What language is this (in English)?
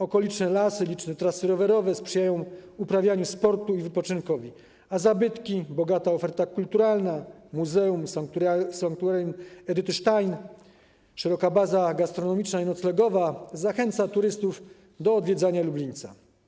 Polish